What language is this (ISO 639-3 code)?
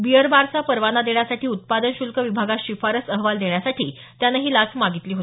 mar